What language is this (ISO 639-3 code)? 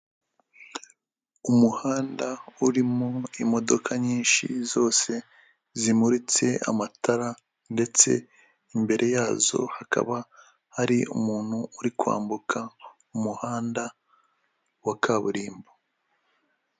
kin